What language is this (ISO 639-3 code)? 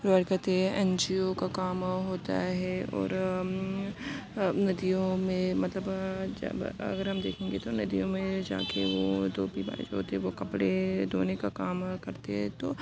urd